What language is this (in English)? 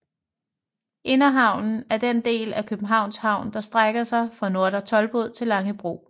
Danish